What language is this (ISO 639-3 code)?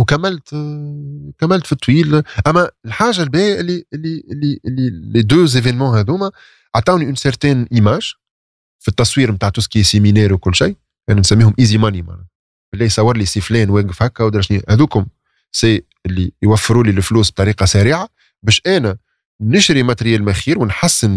ara